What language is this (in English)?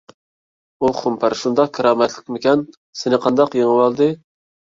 Uyghur